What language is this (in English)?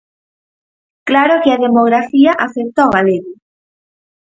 Galician